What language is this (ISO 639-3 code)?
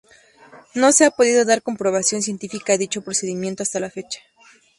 spa